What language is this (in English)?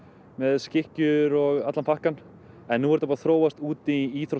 Icelandic